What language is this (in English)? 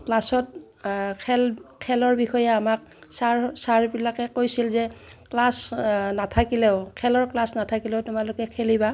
Assamese